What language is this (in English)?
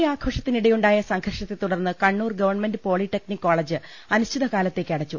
Malayalam